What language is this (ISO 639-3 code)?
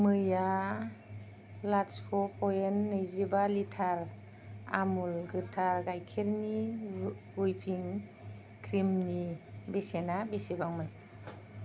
brx